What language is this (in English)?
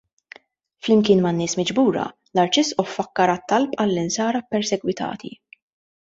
Maltese